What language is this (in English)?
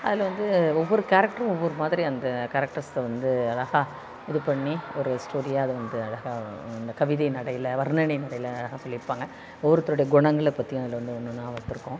Tamil